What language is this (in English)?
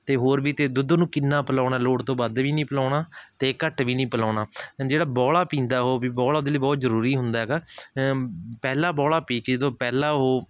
Punjabi